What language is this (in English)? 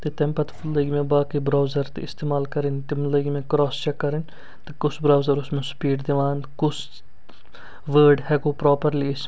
Kashmiri